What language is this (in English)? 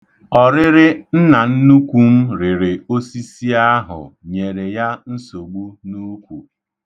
Igbo